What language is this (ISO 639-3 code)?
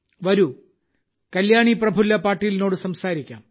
mal